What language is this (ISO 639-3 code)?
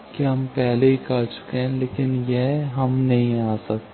hin